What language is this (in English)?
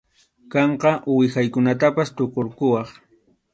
Arequipa-La Unión Quechua